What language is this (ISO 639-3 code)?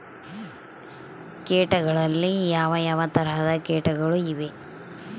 kan